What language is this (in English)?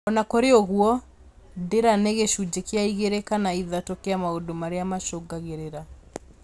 Kikuyu